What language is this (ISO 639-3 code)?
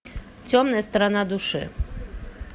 rus